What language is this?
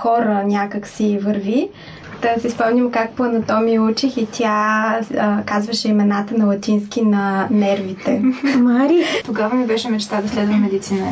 Bulgarian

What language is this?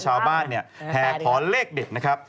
Thai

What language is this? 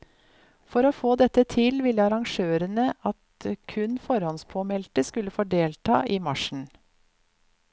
Norwegian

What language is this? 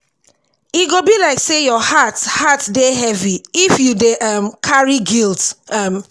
Nigerian Pidgin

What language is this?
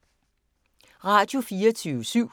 Danish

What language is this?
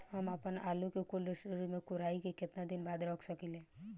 Bhojpuri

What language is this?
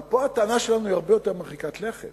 Hebrew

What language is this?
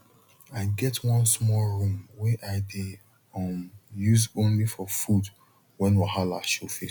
Nigerian Pidgin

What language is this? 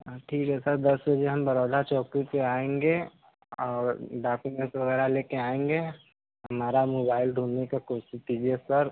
Hindi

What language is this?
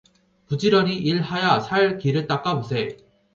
Korean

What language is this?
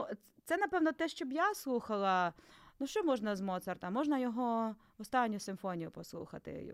Ukrainian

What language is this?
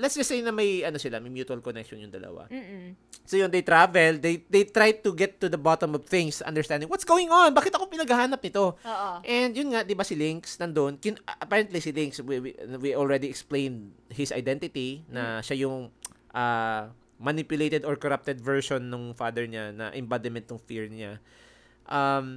Filipino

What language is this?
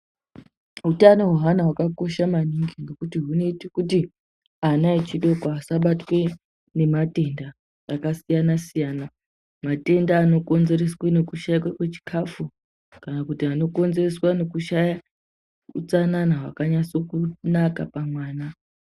Ndau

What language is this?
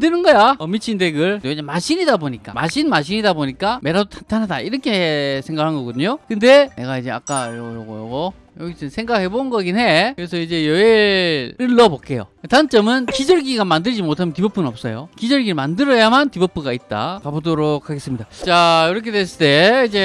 Korean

